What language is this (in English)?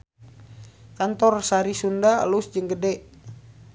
Sundanese